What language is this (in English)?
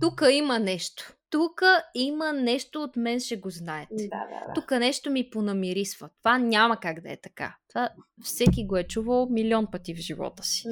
Bulgarian